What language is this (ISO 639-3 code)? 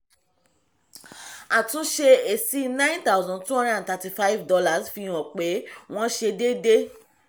yor